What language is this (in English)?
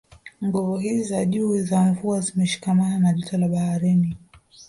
Swahili